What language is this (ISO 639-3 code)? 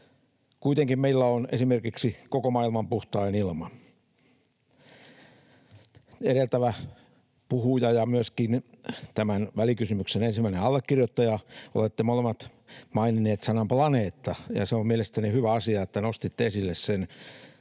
fin